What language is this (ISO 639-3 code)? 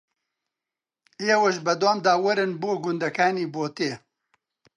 ckb